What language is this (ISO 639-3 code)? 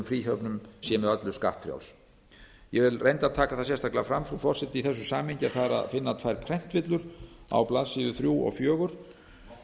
isl